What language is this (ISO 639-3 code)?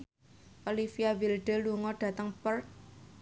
jav